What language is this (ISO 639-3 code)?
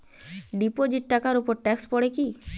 ben